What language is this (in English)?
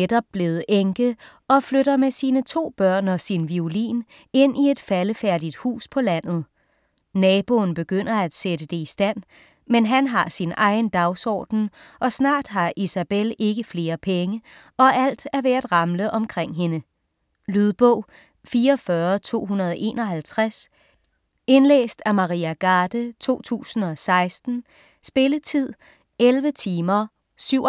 Danish